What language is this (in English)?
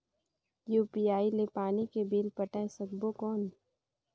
Chhattisgarhi